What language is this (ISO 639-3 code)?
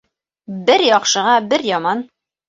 bak